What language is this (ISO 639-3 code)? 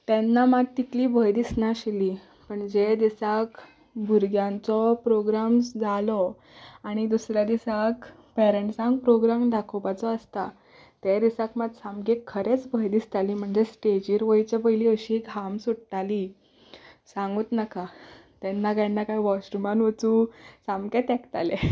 kok